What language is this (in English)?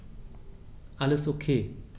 German